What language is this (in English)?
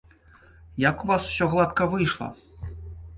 Belarusian